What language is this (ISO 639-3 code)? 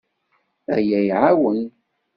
kab